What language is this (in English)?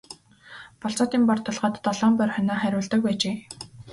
Mongolian